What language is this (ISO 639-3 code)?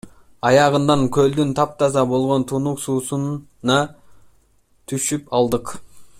kir